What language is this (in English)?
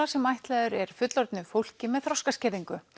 Icelandic